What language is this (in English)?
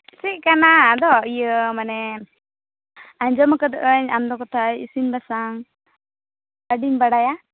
Santali